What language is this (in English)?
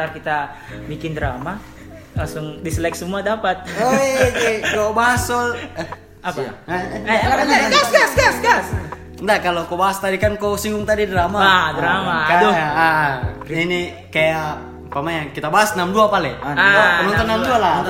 Indonesian